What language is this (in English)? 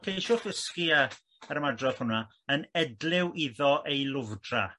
Welsh